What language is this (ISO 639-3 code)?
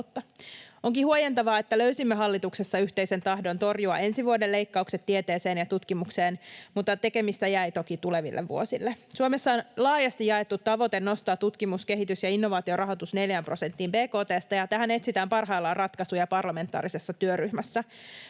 fin